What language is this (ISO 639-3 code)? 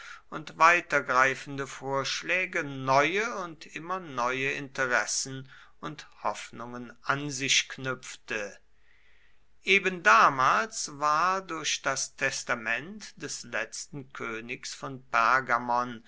deu